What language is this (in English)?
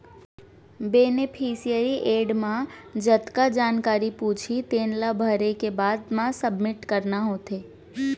Chhattisgarhi